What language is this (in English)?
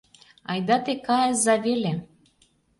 Mari